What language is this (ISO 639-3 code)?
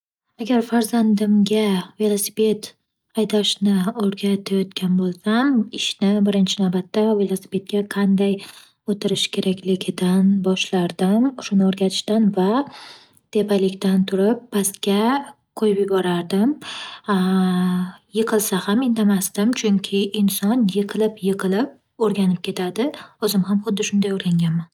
uzb